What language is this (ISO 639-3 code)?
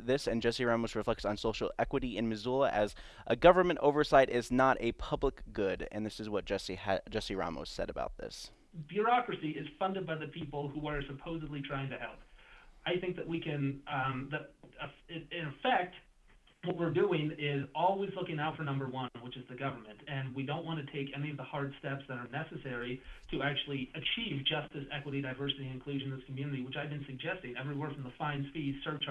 eng